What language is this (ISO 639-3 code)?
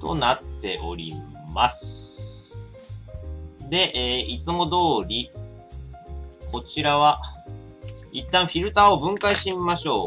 jpn